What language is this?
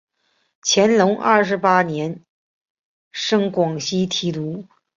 Chinese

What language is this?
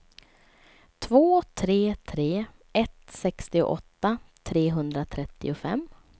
Swedish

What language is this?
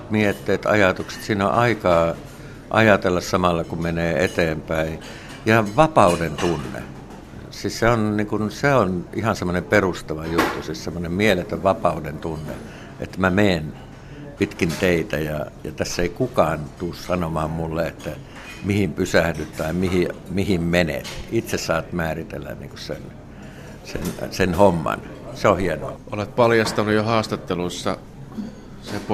Finnish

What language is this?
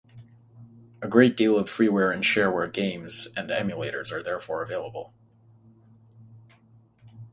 English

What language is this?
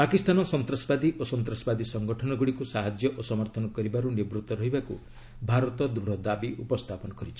Odia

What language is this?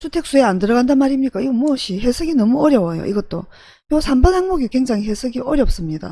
Korean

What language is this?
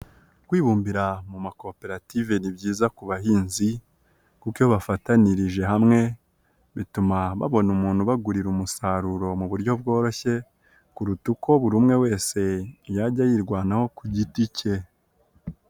Kinyarwanda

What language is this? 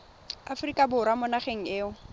Tswana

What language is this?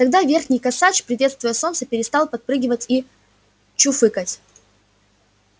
Russian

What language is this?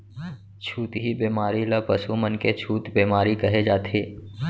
Chhattisgarhi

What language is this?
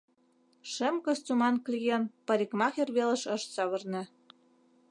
Mari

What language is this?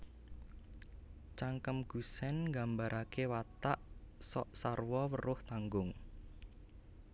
Javanese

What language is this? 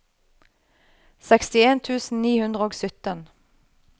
Norwegian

